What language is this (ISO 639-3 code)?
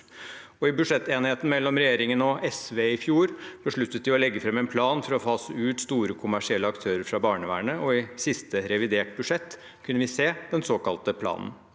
nor